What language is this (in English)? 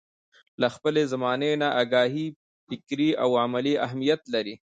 Pashto